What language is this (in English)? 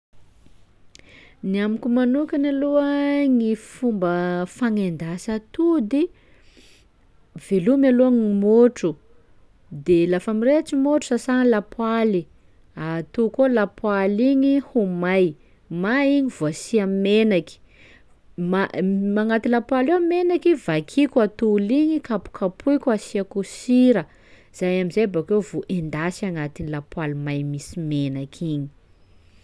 Sakalava Malagasy